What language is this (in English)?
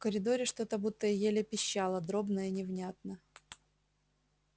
Russian